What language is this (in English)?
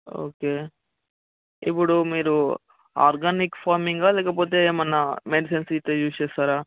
Telugu